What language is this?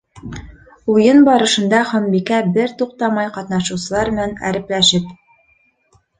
Bashkir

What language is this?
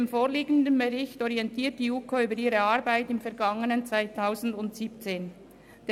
Swiss German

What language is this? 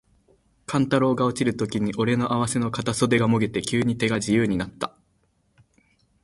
Japanese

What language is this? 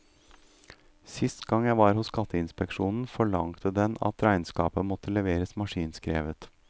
Norwegian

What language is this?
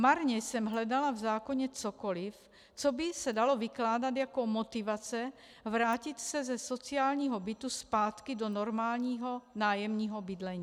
Czech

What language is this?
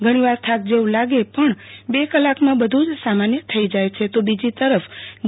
Gujarati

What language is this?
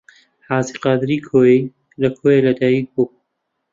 Central Kurdish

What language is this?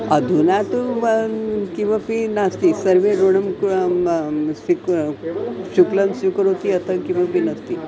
Sanskrit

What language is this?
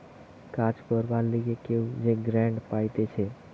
Bangla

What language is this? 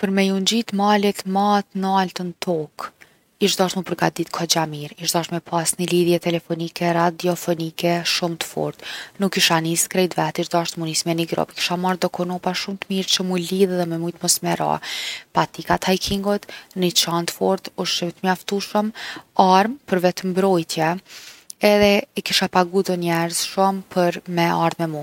Gheg Albanian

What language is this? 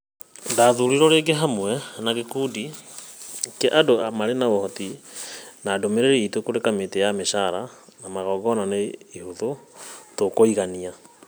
Kikuyu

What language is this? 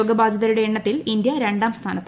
Malayalam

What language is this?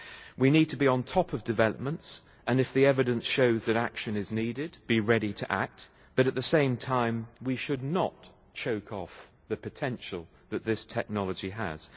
English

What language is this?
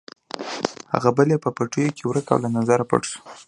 Pashto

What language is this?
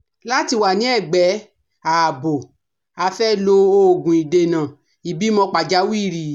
Yoruba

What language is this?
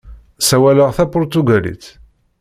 Kabyle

